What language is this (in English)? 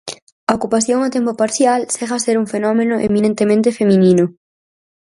Galician